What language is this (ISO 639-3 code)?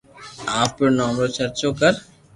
lrk